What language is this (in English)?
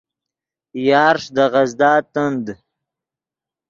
Yidgha